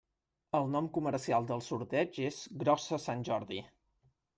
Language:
Catalan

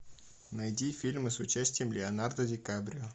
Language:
Russian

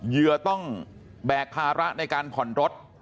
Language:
Thai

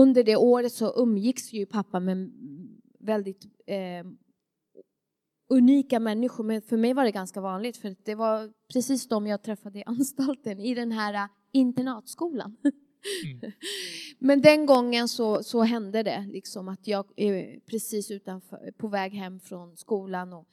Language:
Swedish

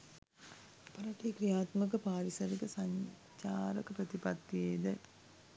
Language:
Sinhala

